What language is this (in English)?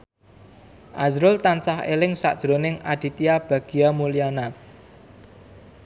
Javanese